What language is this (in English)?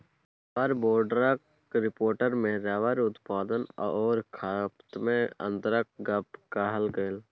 Maithili